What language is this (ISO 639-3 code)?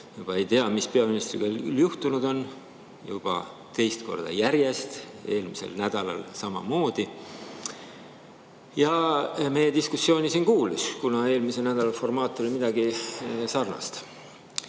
est